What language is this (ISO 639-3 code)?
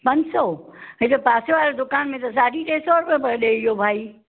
snd